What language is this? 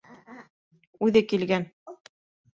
Bashkir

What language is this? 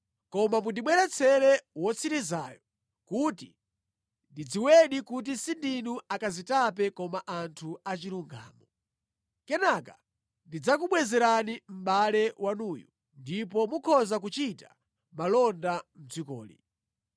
Nyanja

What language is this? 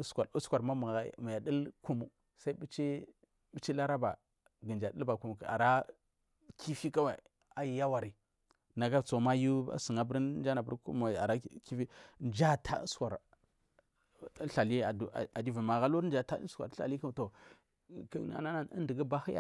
Marghi South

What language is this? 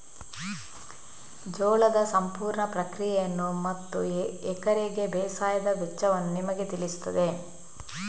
Kannada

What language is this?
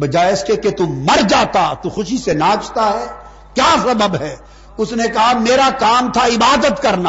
Urdu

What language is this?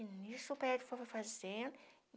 Portuguese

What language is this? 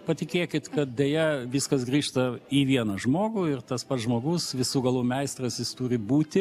Lithuanian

